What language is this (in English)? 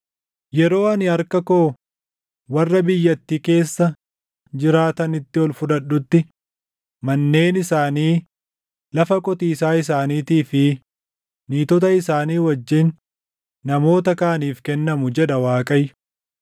Oromo